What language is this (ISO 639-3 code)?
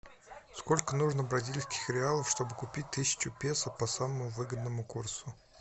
rus